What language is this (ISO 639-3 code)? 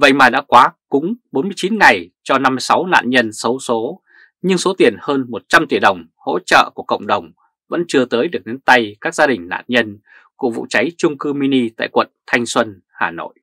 vie